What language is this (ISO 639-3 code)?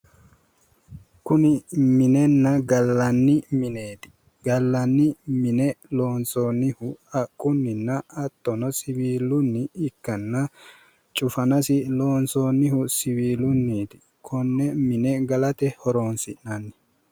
sid